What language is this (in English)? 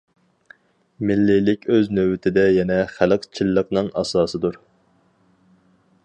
Uyghur